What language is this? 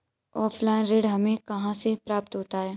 Hindi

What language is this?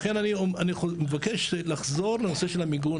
Hebrew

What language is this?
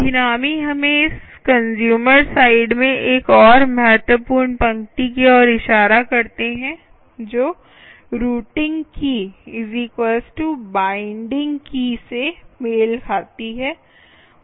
Hindi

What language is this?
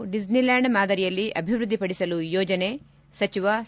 Kannada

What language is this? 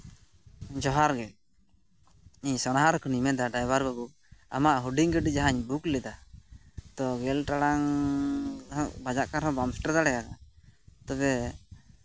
Santali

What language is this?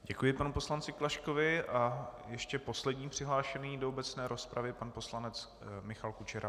Czech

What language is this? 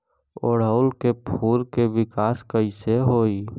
Bhojpuri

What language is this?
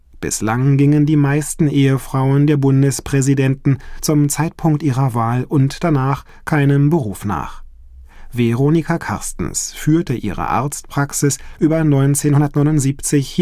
German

